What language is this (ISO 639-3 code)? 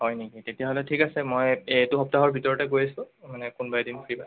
asm